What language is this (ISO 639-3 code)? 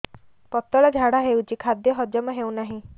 ori